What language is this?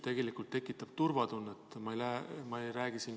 Estonian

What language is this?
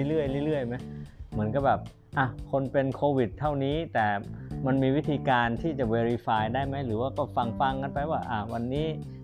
Thai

